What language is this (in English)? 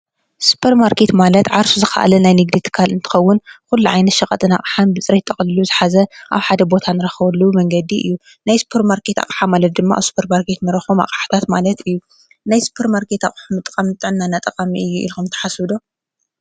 Tigrinya